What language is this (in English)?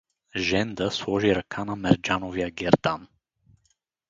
Bulgarian